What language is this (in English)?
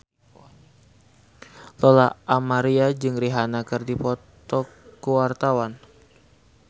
Sundanese